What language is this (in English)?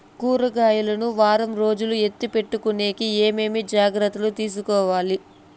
Telugu